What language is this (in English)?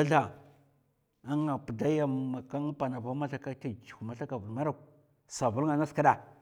Mafa